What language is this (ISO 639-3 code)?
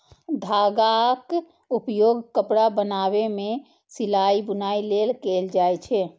mai